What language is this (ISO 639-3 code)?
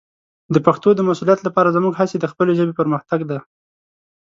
pus